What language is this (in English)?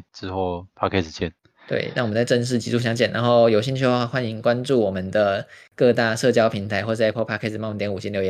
Chinese